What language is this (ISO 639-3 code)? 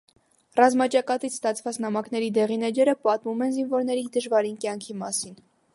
hye